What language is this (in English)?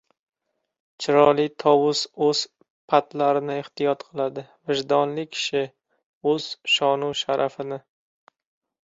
Uzbek